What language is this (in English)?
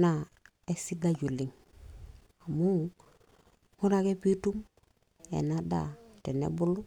Masai